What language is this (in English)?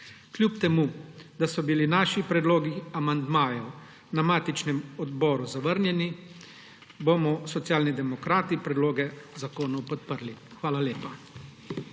Slovenian